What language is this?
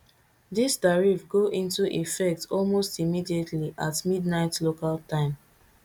Nigerian Pidgin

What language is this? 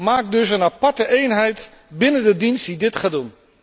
Dutch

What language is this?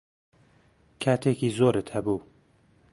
Central Kurdish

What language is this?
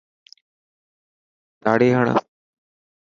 Dhatki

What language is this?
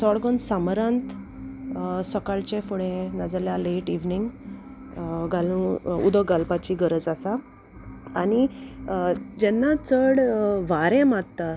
Konkani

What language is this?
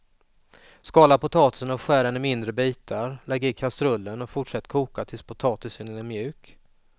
Swedish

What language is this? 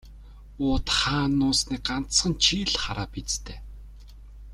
Mongolian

